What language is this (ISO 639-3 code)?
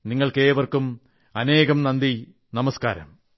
mal